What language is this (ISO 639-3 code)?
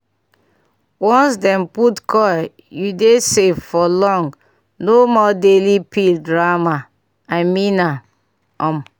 pcm